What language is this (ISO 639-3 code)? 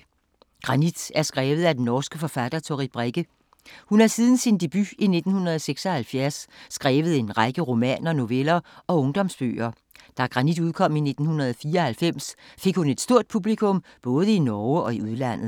dan